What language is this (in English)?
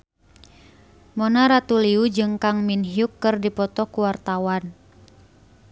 Sundanese